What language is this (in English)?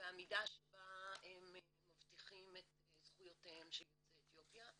Hebrew